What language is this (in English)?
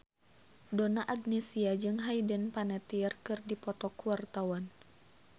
Sundanese